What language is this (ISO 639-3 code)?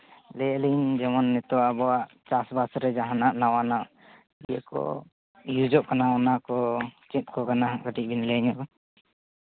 sat